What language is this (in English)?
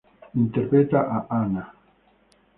Spanish